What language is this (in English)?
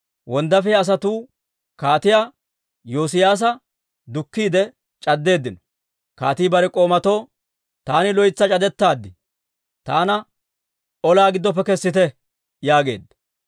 Dawro